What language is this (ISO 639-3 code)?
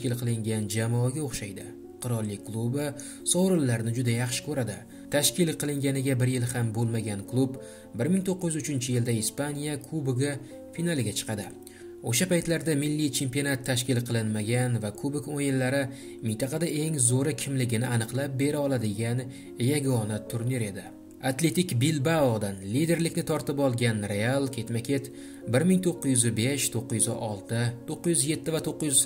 tur